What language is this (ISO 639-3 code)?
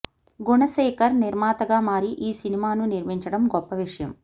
tel